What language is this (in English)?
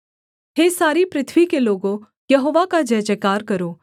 Hindi